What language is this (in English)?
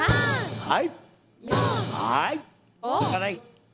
Japanese